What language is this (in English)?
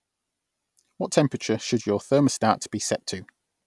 English